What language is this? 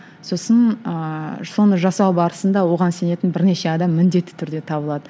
Kazakh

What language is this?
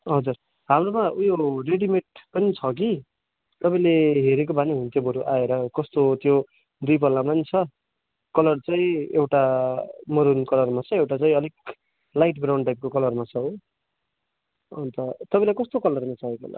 Nepali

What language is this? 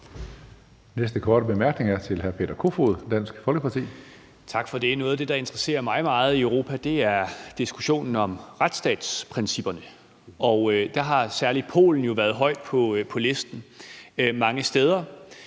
Danish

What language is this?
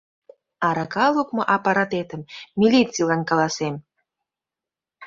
Mari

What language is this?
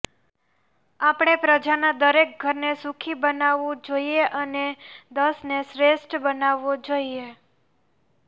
Gujarati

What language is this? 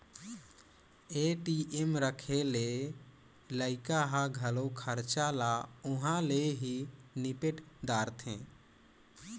Chhattisgarhi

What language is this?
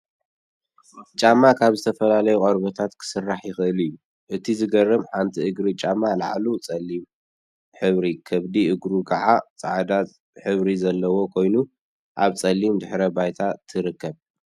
Tigrinya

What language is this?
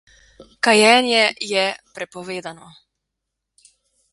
Slovenian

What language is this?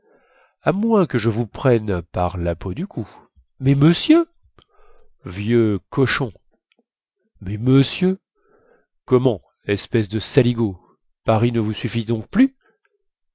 French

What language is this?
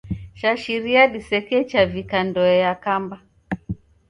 Taita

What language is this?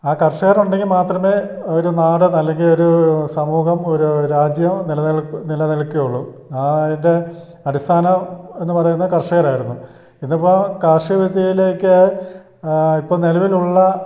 Malayalam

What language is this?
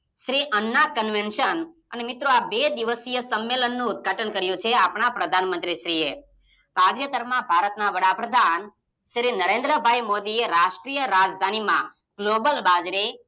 Gujarati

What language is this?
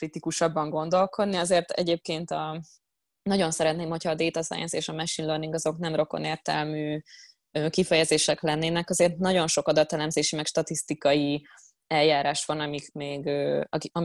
Hungarian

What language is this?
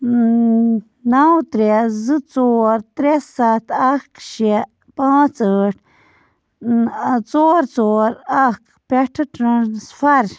Kashmiri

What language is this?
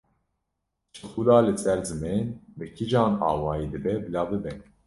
Kurdish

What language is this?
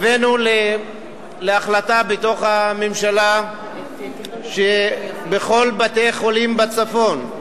Hebrew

